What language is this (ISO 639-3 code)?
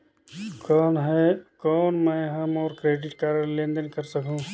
hne